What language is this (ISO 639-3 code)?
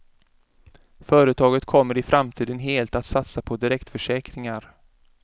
swe